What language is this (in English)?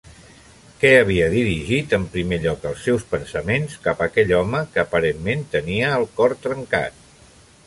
Catalan